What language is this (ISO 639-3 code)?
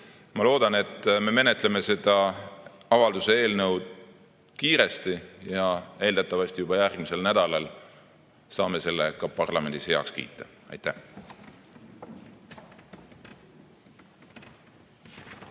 est